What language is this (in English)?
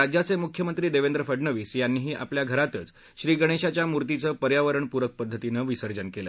Marathi